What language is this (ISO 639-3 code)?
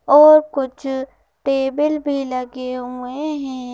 hin